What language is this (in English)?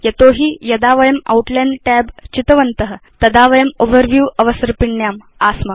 Sanskrit